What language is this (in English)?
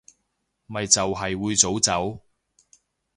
Cantonese